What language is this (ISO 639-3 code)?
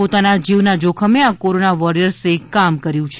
guj